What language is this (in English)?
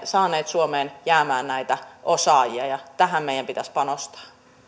Finnish